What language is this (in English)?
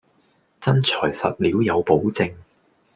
Cantonese